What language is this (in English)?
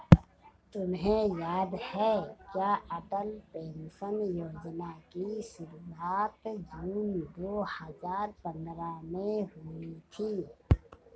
Hindi